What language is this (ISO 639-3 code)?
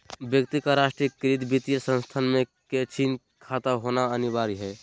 mag